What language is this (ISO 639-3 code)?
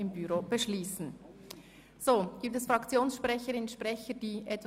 gsw